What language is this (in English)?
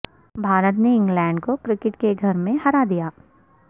Urdu